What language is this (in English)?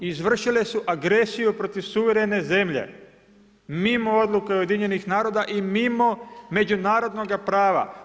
Croatian